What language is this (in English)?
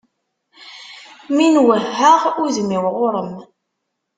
Kabyle